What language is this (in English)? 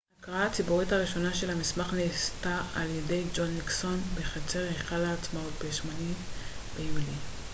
Hebrew